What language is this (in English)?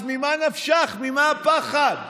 Hebrew